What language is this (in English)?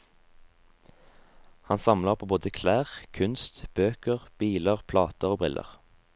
Norwegian